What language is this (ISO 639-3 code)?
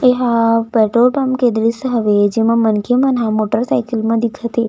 hne